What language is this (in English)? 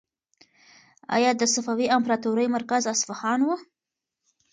Pashto